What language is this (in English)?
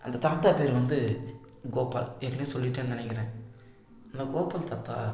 Tamil